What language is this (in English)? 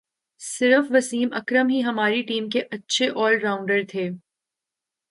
Urdu